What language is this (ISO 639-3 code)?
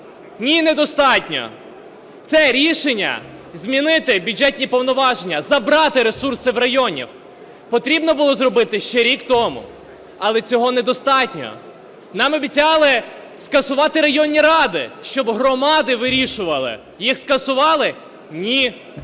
ukr